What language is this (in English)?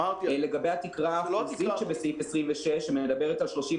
Hebrew